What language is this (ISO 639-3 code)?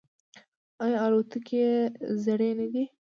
pus